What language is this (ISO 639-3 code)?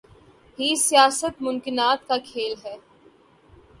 urd